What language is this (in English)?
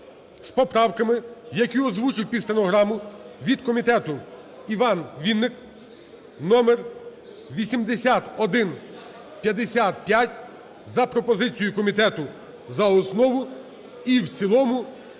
Ukrainian